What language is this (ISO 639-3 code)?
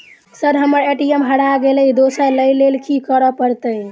mai